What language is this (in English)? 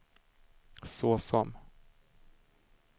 Swedish